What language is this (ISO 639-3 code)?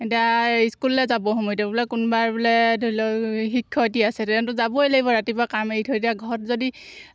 asm